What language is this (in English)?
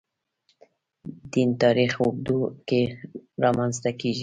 Pashto